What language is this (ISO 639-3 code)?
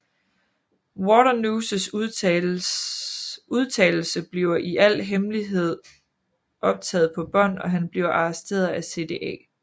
dan